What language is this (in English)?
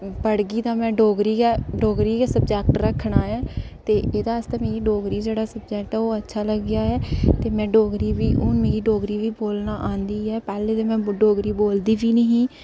Dogri